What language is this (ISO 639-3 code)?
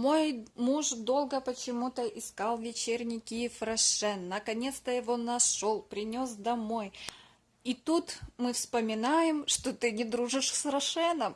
rus